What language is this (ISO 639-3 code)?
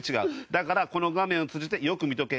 jpn